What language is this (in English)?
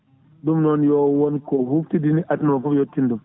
Fula